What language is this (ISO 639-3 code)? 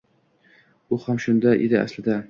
uzb